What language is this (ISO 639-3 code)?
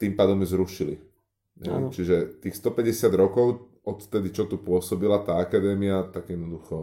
slk